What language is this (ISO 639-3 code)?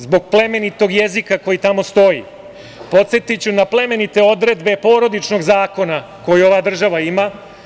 srp